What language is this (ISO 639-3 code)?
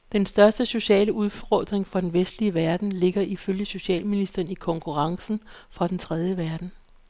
dan